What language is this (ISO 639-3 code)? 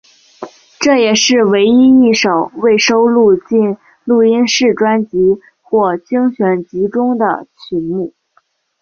zho